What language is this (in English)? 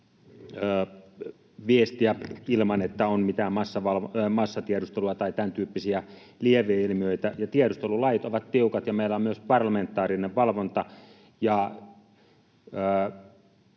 Finnish